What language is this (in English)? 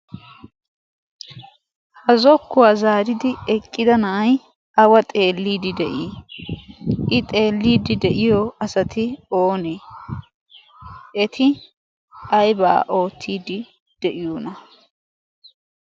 Wolaytta